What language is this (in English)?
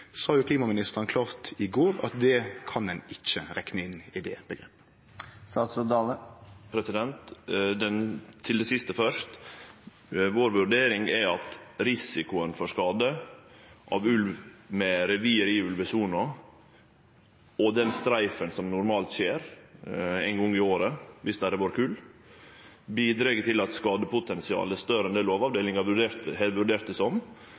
Norwegian Nynorsk